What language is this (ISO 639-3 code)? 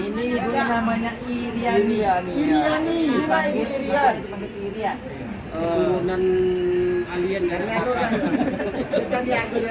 ind